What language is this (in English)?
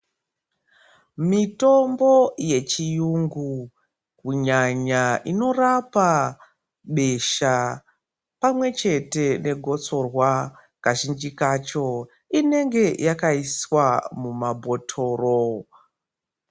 Ndau